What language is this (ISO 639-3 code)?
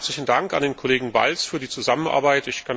deu